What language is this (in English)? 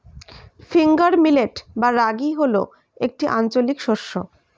Bangla